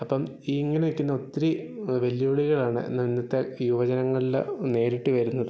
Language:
Malayalam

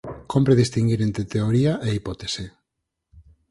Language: Galician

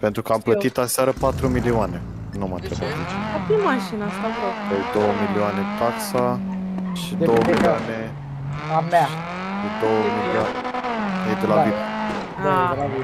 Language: Romanian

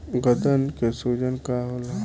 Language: Bhojpuri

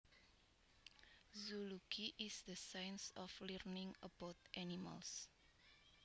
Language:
Javanese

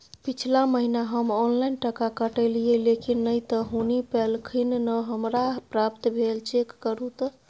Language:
Maithili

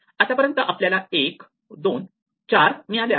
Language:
Marathi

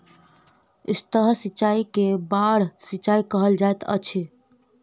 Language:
Maithili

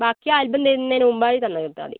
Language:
Malayalam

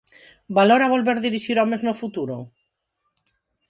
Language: Galician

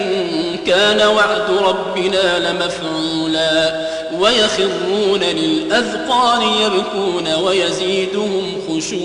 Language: Arabic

